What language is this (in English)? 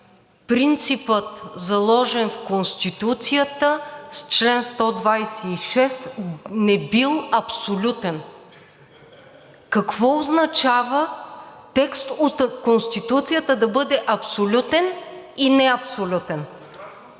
Bulgarian